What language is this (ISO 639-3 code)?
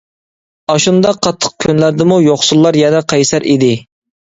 uig